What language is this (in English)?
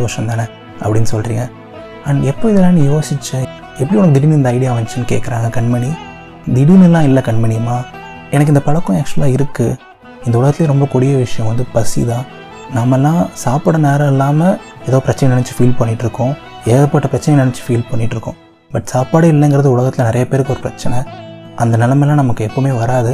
Tamil